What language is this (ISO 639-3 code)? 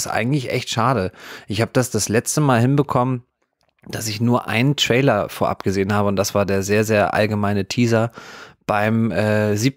deu